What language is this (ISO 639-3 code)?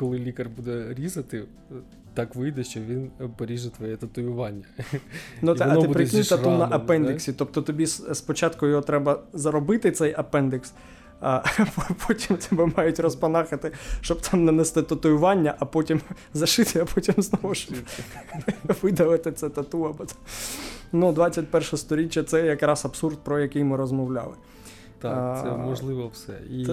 ukr